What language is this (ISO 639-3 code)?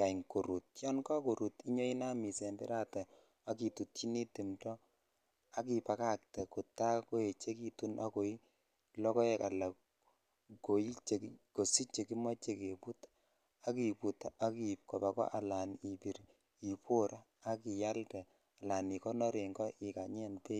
kln